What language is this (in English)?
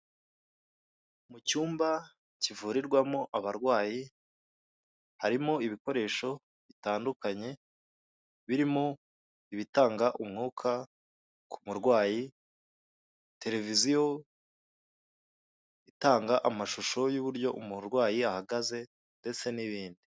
Kinyarwanda